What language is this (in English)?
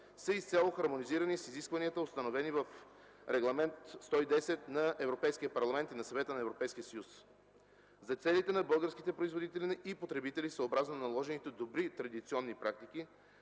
Bulgarian